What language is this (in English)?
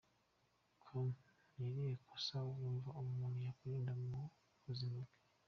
Kinyarwanda